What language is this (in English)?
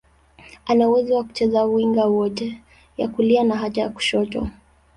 Swahili